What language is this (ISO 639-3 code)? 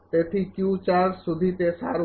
guj